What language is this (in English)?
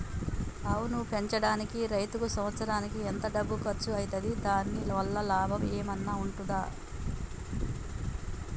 Telugu